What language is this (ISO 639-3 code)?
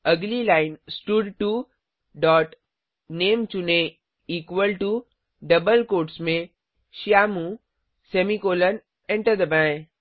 hin